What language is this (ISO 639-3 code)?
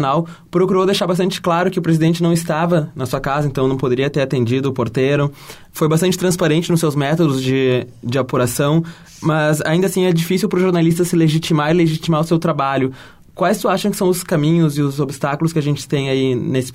por